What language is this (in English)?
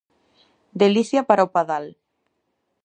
Galician